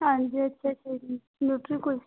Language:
Punjabi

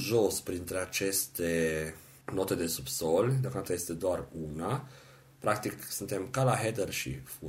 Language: Romanian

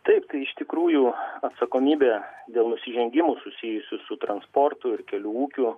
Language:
Lithuanian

